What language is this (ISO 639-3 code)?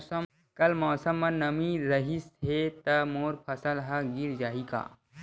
hne